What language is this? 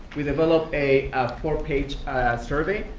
English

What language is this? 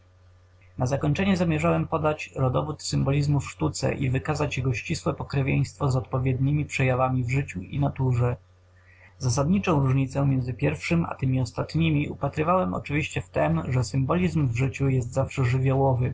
Polish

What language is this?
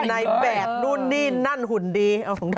Thai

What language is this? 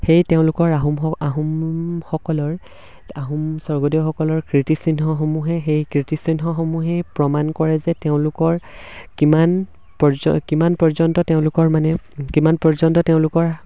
Assamese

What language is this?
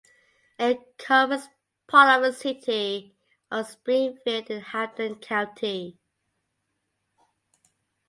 English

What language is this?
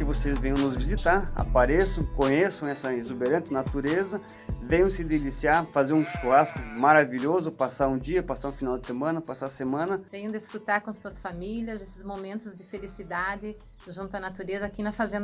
Portuguese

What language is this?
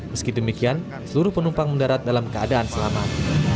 Indonesian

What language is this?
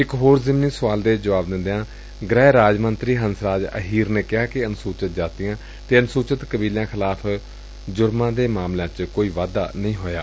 Punjabi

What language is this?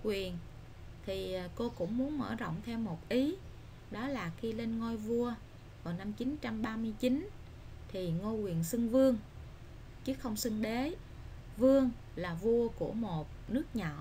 Vietnamese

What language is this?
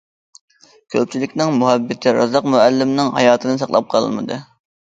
Uyghur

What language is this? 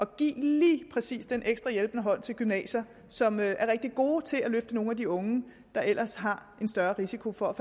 Danish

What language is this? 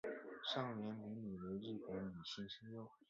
Chinese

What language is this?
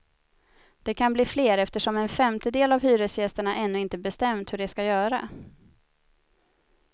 Swedish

